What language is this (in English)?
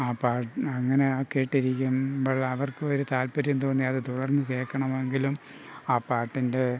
Malayalam